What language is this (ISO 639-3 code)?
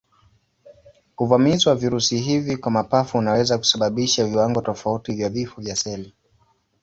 swa